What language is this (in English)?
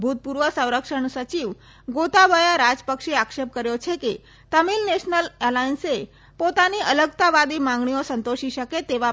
Gujarati